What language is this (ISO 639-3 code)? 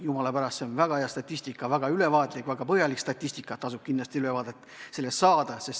est